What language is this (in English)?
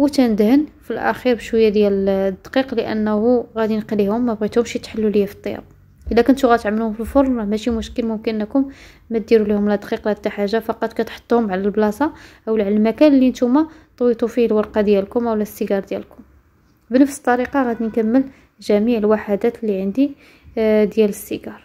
Arabic